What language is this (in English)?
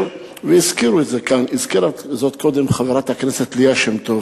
Hebrew